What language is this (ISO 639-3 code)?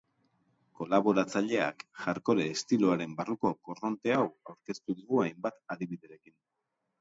eus